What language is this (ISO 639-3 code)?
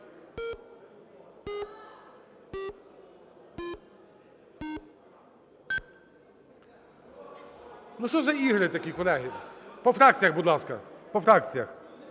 ukr